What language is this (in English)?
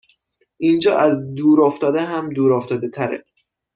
Persian